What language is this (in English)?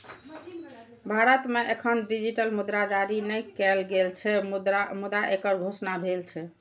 Maithili